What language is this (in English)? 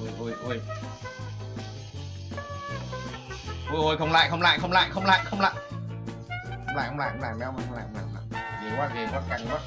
Vietnamese